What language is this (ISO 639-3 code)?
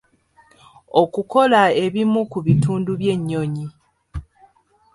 lug